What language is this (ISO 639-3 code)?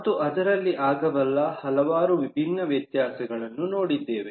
kan